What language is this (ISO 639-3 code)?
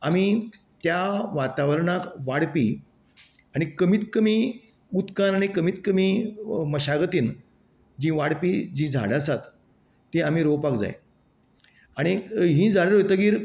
kok